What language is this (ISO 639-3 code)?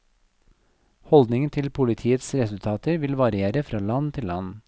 nor